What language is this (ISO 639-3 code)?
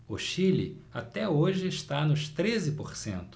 por